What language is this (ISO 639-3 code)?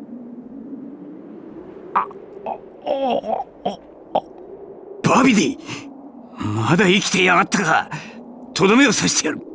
jpn